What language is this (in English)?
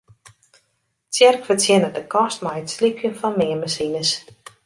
Western Frisian